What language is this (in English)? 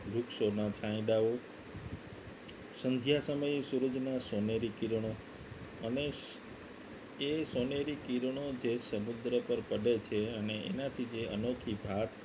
Gujarati